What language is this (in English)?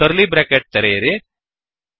Kannada